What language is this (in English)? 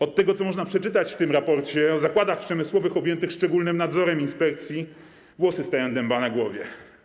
Polish